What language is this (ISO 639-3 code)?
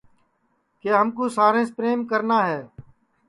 ssi